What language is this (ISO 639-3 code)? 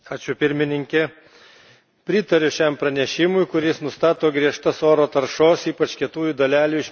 lit